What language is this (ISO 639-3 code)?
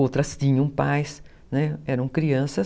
por